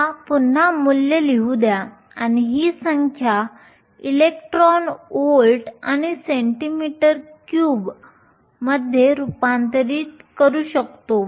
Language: Marathi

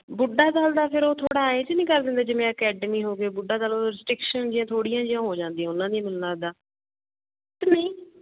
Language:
Punjabi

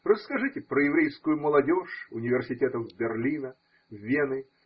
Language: Russian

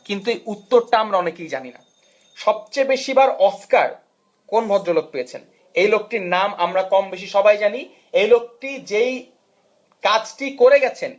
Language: Bangla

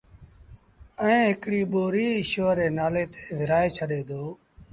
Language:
Sindhi Bhil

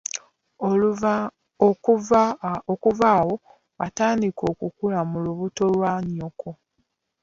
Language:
Ganda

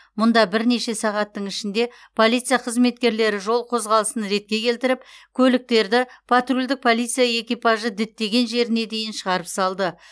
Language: Kazakh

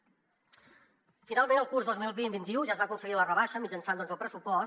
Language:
Catalan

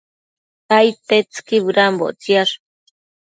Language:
Matsés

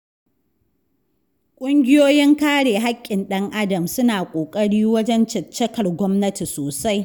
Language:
Hausa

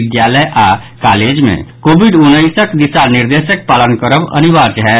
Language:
Maithili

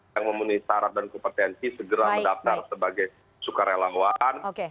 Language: Indonesian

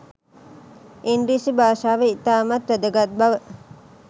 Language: Sinhala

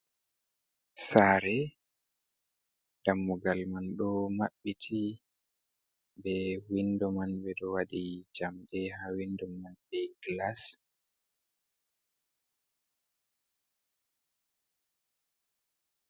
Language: Fula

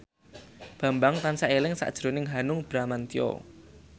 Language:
Javanese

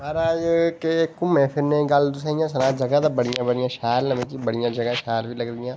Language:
Dogri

